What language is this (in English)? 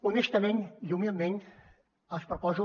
Catalan